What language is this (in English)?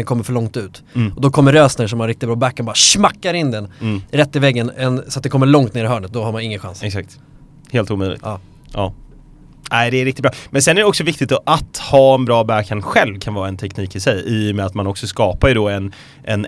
Swedish